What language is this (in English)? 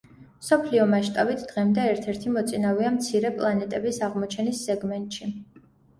Georgian